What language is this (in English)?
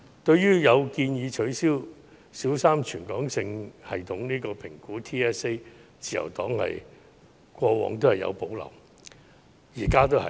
Cantonese